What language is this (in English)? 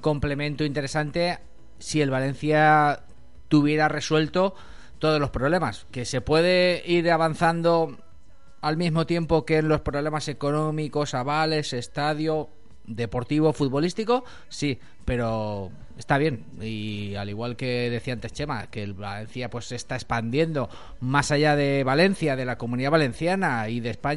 Spanish